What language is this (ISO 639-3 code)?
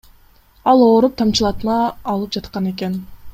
kir